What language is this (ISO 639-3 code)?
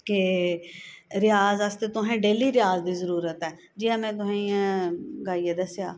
doi